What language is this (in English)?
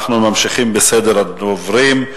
Hebrew